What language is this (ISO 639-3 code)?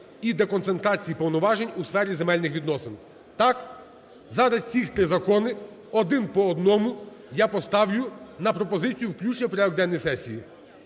ukr